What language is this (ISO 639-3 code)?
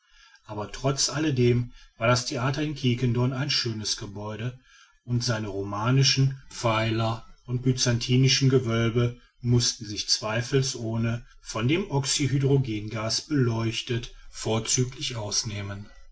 deu